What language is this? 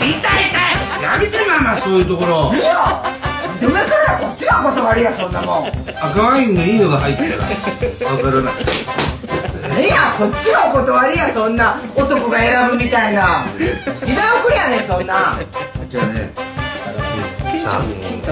Japanese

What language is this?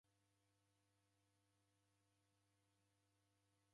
Taita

